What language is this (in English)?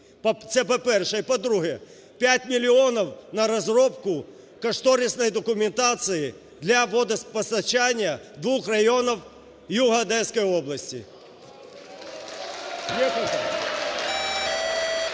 Ukrainian